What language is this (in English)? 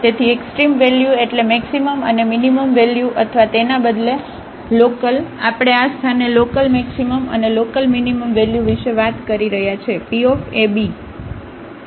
Gujarati